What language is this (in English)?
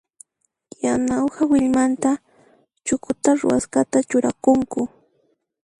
Puno Quechua